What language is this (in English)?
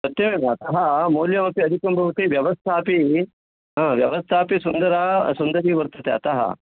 Sanskrit